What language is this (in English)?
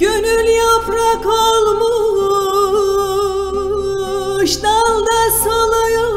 Turkish